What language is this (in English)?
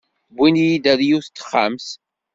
Kabyle